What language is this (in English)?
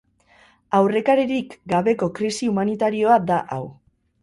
Basque